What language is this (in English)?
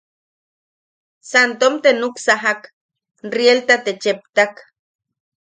Yaqui